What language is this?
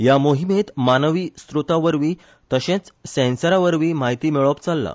Konkani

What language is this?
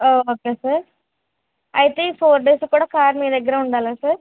Telugu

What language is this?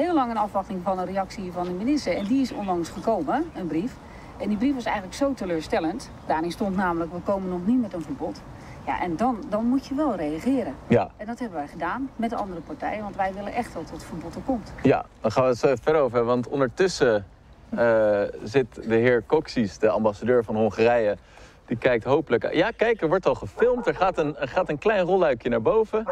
Dutch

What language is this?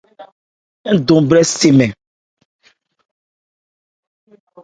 Ebrié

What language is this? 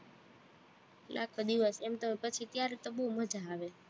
Gujarati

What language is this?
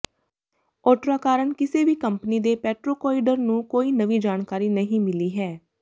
Punjabi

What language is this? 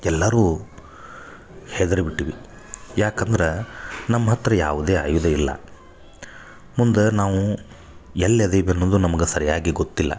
Kannada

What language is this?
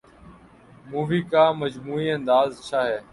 Urdu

